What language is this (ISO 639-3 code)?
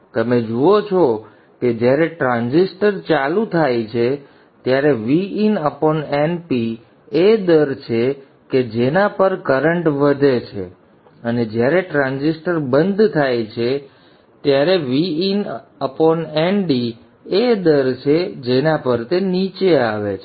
guj